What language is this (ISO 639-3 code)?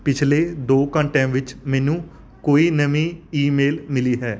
pan